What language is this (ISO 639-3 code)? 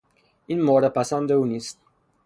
fas